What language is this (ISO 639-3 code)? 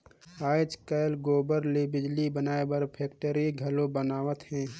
hne